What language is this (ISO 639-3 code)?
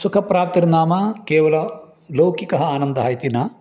san